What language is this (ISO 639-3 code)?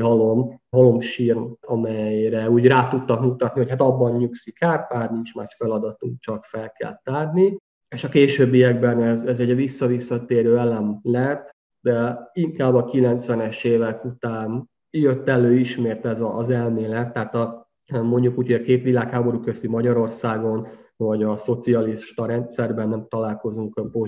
hun